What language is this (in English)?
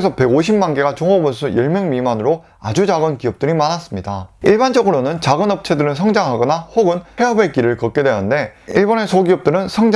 Korean